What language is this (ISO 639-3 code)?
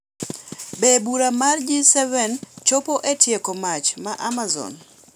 luo